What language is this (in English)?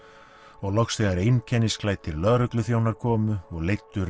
Icelandic